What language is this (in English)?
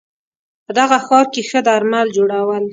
Pashto